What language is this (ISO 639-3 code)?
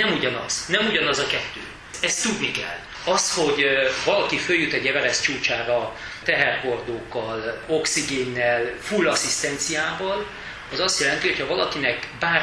hun